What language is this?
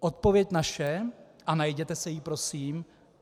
Czech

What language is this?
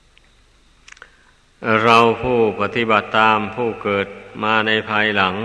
Thai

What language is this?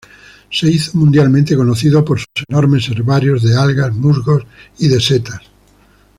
Spanish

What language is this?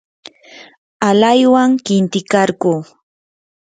Yanahuanca Pasco Quechua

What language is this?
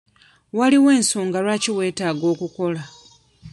Ganda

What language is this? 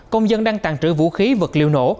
Vietnamese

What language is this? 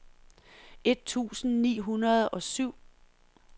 Danish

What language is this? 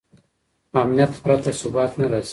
Pashto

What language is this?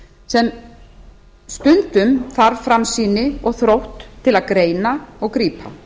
Icelandic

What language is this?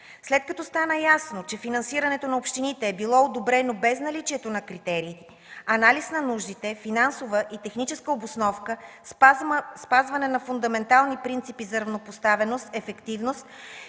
Bulgarian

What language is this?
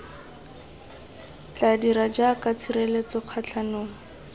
Tswana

